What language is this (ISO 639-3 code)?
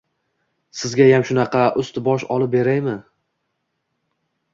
uzb